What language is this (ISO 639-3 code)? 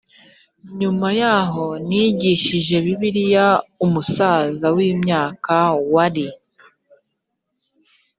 kin